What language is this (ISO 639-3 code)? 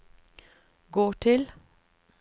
nor